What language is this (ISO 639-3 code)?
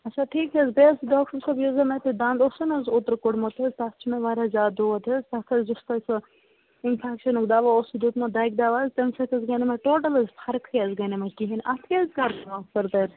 kas